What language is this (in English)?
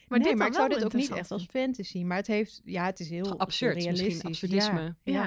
Dutch